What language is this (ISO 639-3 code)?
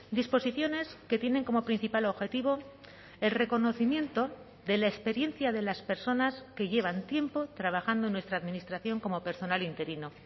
spa